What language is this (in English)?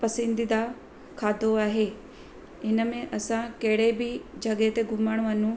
Sindhi